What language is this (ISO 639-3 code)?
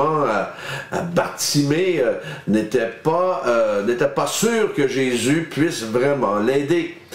fra